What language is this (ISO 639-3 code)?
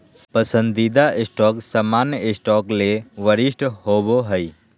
mag